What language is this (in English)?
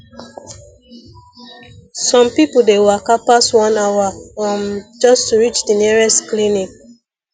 Nigerian Pidgin